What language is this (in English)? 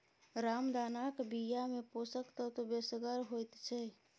Maithili